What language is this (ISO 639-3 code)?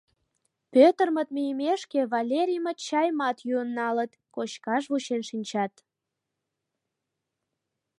chm